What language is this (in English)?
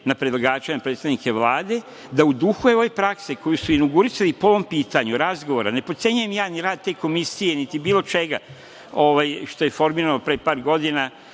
Serbian